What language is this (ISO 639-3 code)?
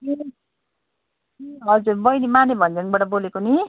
nep